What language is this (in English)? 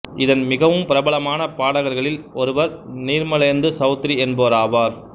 Tamil